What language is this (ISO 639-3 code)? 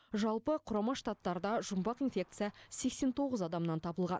kaz